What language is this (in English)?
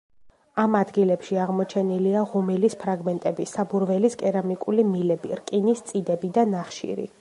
Georgian